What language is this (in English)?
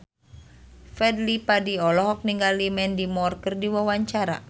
Sundanese